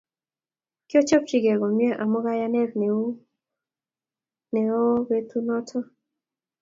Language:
Kalenjin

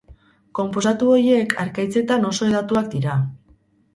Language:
Basque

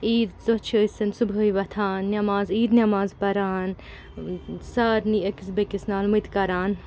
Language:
Kashmiri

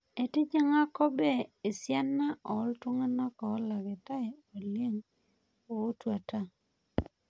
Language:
Masai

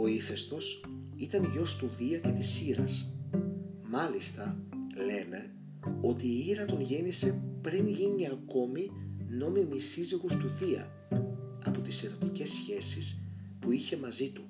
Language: Greek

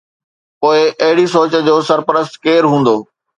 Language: Sindhi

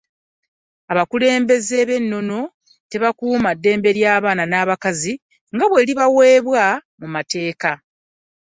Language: Ganda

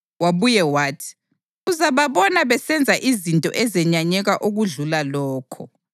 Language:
North Ndebele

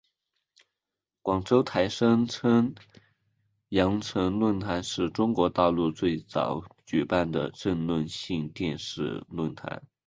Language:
Chinese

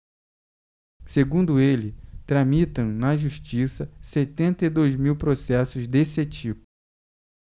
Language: Portuguese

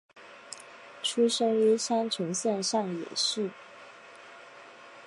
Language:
Chinese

